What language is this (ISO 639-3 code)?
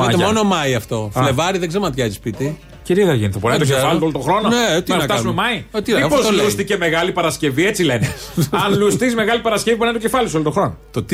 ell